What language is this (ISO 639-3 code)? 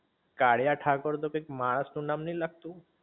guj